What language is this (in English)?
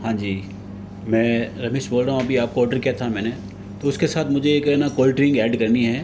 Hindi